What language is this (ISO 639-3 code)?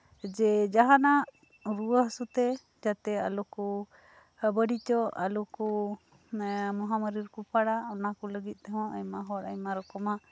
sat